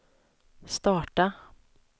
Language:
Swedish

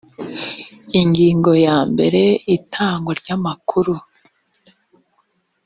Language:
Kinyarwanda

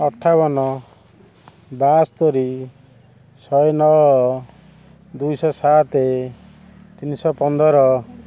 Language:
Odia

